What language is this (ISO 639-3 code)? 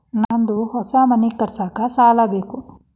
kan